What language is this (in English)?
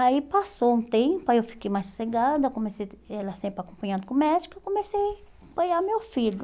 Portuguese